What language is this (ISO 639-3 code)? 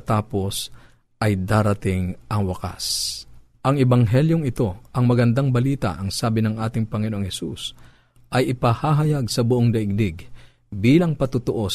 fil